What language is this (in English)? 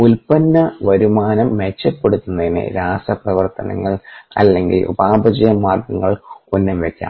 Malayalam